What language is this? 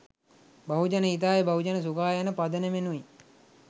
Sinhala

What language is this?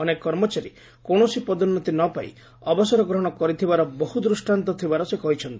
Odia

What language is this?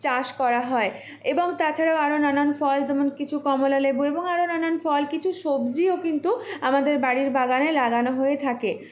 Bangla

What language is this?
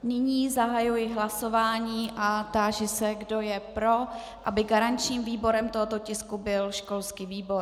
Czech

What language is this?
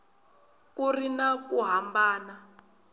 Tsonga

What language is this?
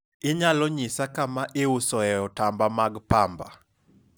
Luo (Kenya and Tanzania)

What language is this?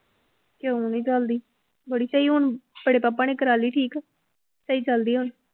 Punjabi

